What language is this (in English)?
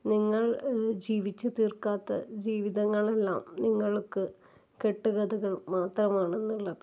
Malayalam